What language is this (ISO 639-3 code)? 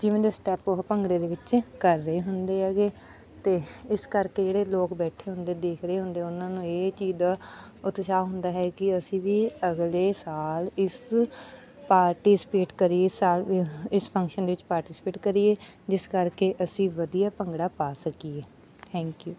pan